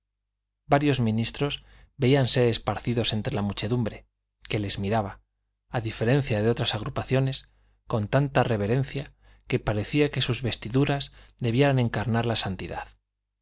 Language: Spanish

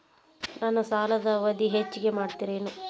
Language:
Kannada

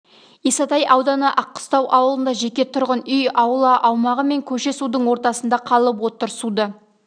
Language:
Kazakh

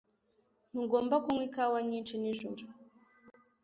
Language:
Kinyarwanda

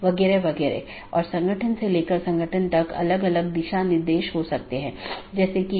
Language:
Hindi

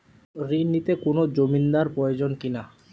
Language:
Bangla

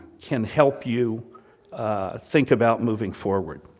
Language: English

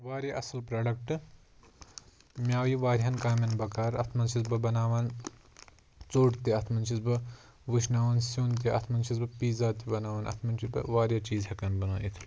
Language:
Kashmiri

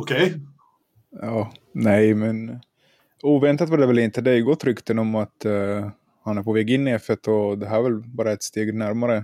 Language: Swedish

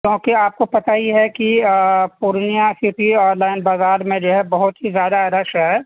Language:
Urdu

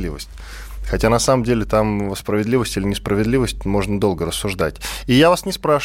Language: Russian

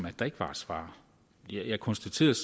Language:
Danish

